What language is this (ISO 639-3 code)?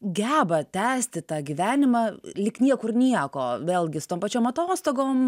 lit